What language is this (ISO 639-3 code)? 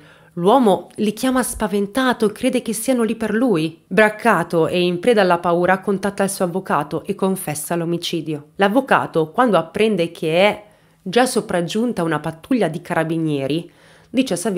ita